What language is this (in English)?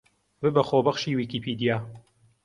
Central Kurdish